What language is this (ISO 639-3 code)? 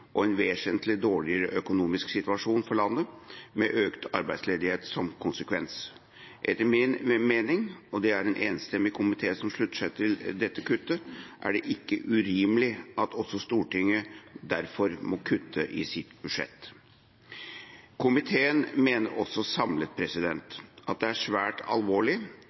nob